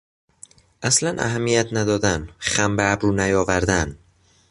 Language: Persian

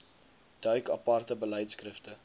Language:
Afrikaans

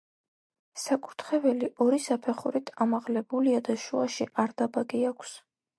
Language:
Georgian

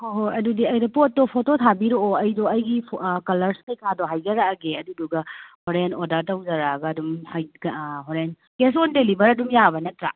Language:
Manipuri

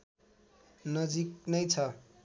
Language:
Nepali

